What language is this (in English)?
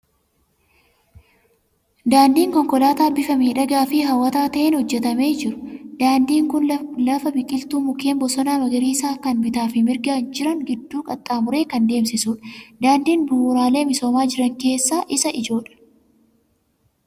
Oromo